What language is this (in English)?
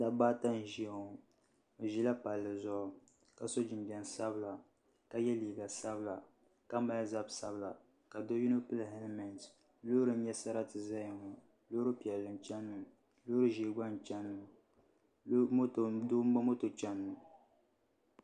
Dagbani